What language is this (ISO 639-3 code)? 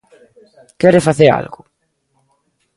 glg